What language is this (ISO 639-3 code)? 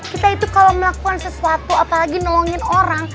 ind